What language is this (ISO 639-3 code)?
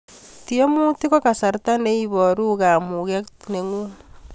kln